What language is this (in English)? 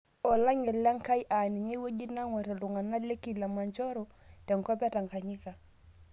Masai